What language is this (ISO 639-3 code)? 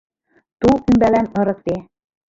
chm